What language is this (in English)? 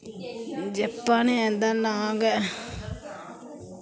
Dogri